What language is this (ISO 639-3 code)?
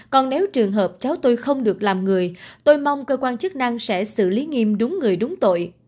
vie